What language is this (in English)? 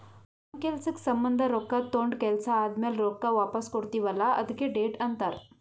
Kannada